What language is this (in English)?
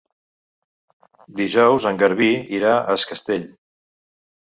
Catalan